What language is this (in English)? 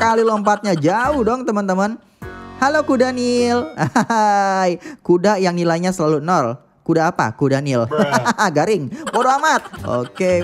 Indonesian